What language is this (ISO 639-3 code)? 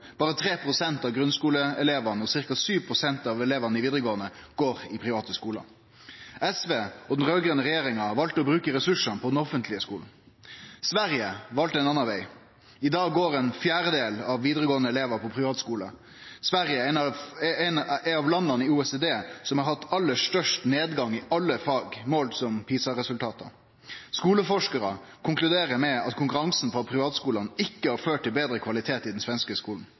nno